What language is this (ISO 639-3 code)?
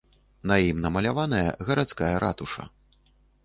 bel